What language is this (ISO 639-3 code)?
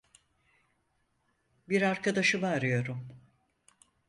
tur